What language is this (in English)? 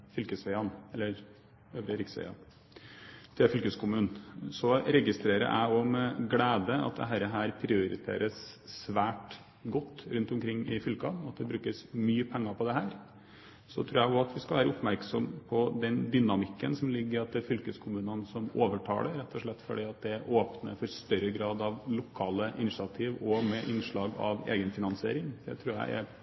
Norwegian Bokmål